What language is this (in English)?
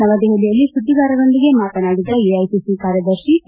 Kannada